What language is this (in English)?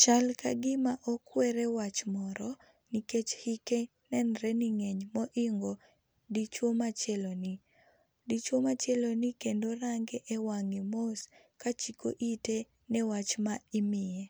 Luo (Kenya and Tanzania)